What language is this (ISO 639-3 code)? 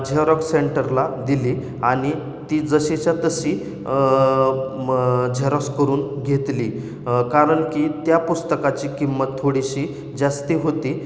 mar